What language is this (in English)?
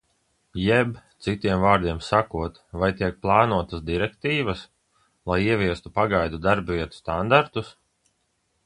Latvian